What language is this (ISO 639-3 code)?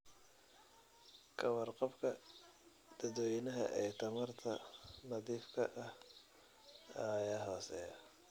som